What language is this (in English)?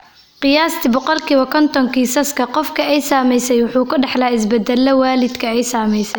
Somali